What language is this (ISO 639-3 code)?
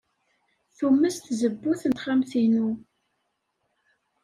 kab